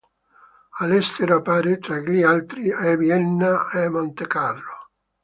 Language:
Italian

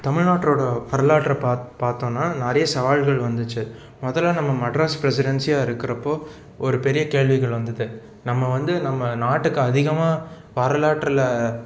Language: Tamil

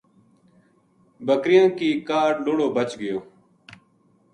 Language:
Gujari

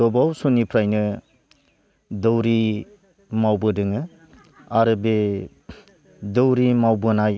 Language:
Bodo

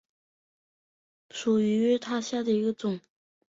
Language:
Chinese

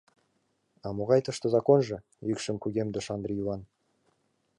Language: Mari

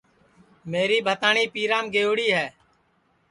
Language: Sansi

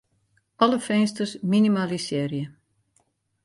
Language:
Western Frisian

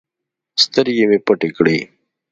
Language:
Pashto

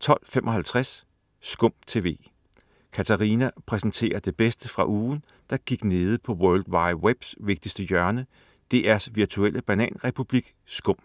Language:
Danish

